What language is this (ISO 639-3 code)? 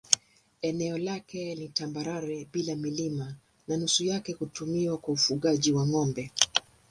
swa